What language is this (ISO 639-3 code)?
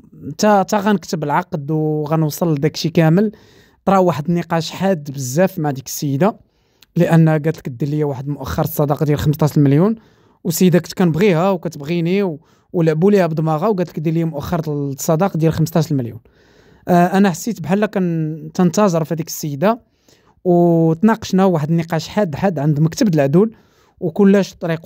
ara